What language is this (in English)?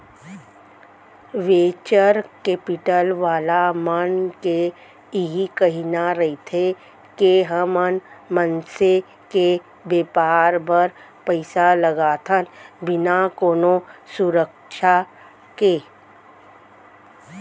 Chhattisgarhi